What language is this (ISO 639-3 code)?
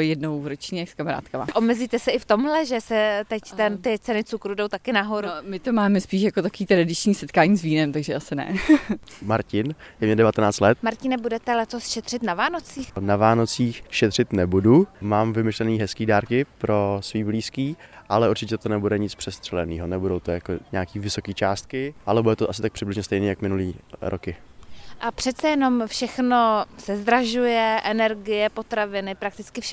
ces